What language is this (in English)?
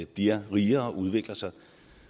Danish